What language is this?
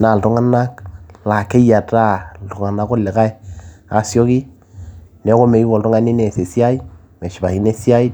Masai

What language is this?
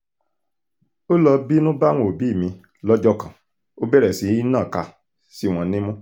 Yoruba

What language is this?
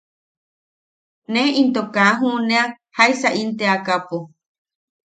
Yaqui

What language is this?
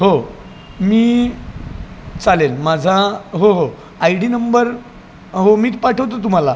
Marathi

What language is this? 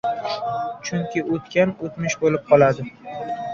Uzbek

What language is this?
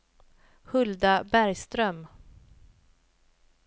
Swedish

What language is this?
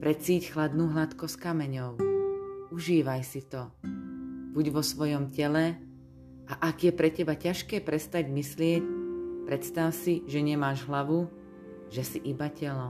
Slovak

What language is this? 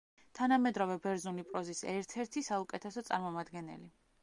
Georgian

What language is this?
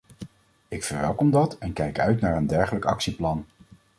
Dutch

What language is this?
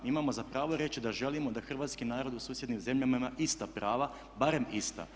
Croatian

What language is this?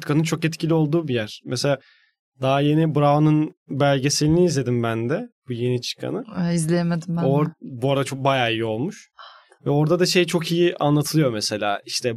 Turkish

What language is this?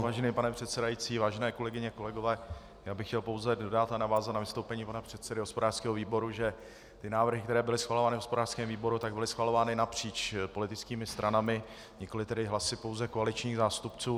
Czech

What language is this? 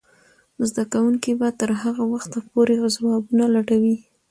Pashto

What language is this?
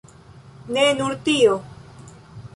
Esperanto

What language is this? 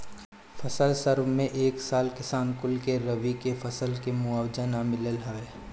Bhojpuri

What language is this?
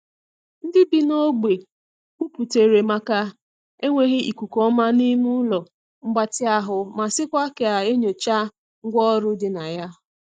Igbo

